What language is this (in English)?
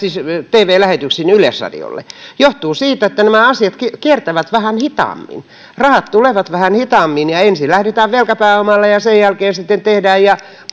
Finnish